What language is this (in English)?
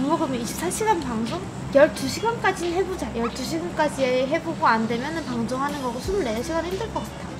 Korean